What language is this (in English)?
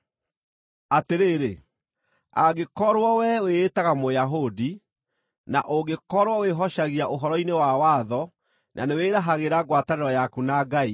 Kikuyu